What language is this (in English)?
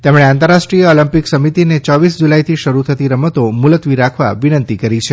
Gujarati